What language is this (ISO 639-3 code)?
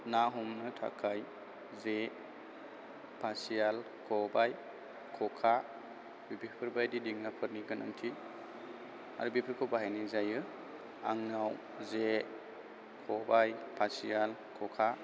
brx